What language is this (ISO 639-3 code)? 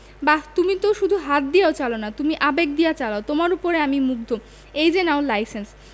ben